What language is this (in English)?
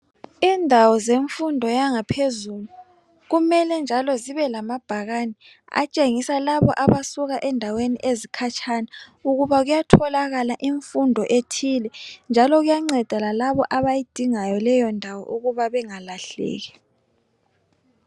North Ndebele